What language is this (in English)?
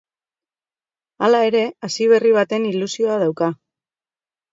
Basque